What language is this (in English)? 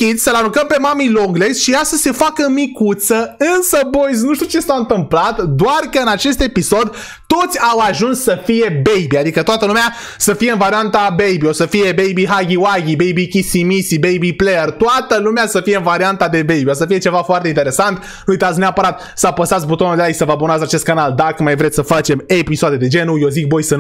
Romanian